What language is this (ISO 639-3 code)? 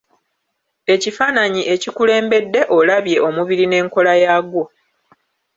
lug